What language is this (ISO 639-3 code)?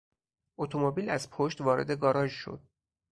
fas